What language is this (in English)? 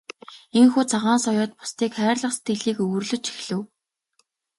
Mongolian